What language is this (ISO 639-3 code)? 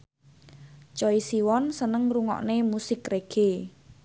jav